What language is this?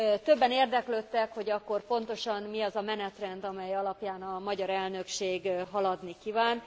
Hungarian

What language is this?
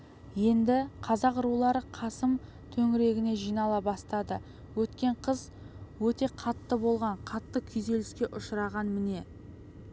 Kazakh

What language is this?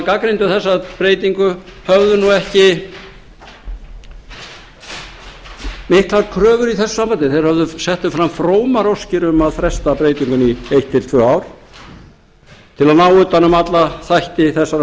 Icelandic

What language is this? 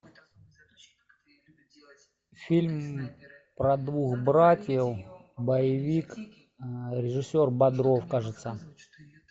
Russian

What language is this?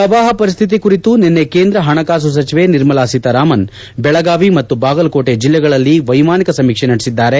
Kannada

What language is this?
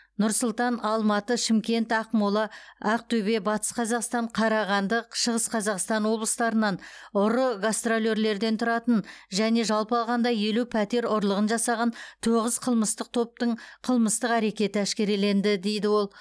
Kazakh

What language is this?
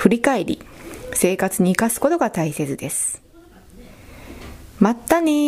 Japanese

